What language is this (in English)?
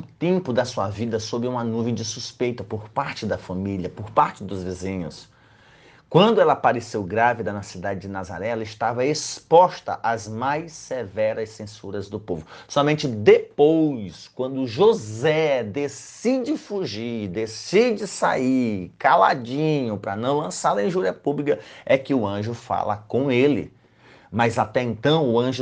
Portuguese